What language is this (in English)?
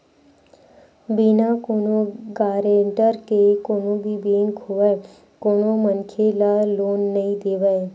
Chhattisgarhi